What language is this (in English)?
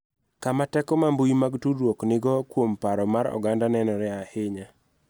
Luo (Kenya and Tanzania)